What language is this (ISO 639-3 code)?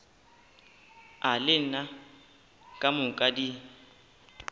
nso